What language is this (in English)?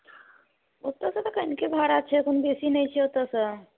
Maithili